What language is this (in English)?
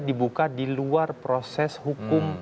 Indonesian